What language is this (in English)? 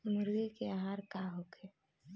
Bhojpuri